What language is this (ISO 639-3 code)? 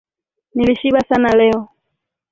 swa